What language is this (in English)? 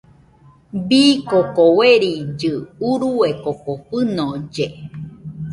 Nüpode Huitoto